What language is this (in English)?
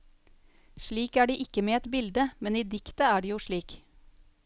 Norwegian